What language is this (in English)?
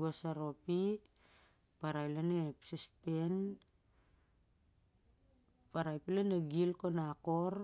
Siar-Lak